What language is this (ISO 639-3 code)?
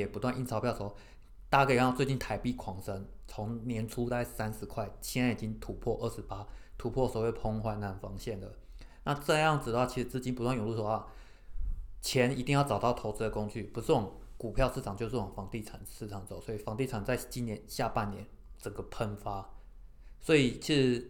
zho